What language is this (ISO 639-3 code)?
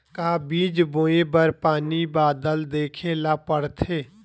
hne